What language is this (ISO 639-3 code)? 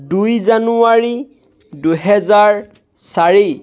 asm